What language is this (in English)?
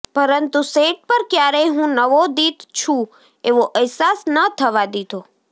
Gujarati